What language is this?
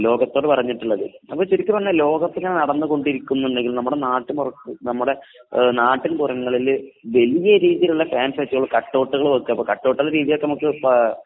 Malayalam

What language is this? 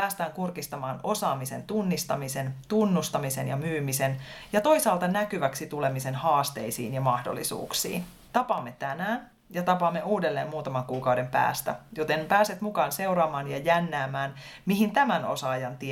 Finnish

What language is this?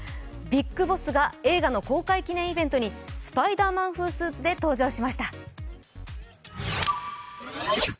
Japanese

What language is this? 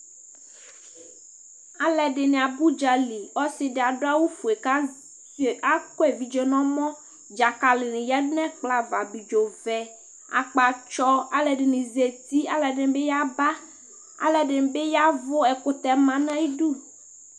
Ikposo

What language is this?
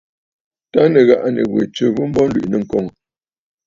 Bafut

